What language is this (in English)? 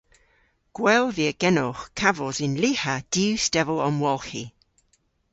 Cornish